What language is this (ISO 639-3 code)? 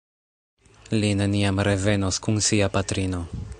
epo